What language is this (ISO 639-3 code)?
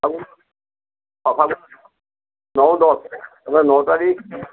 asm